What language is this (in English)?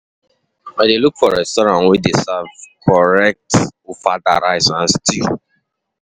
Nigerian Pidgin